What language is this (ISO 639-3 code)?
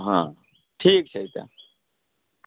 mai